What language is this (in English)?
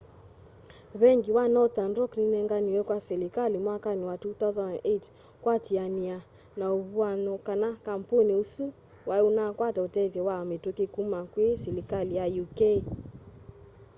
Kamba